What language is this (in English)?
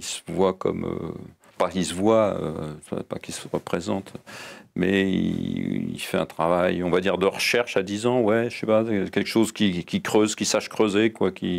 French